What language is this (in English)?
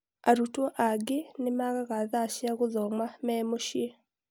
Kikuyu